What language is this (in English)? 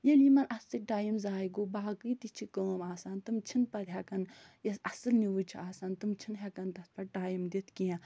Kashmiri